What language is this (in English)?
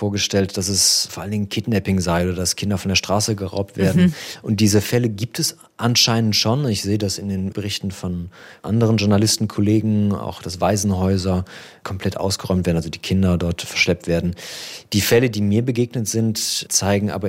German